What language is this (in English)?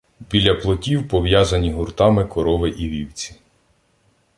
Ukrainian